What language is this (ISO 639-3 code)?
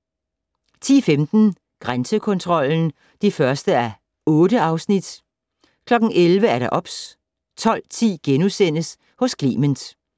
dan